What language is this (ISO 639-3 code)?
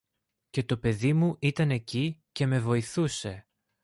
ell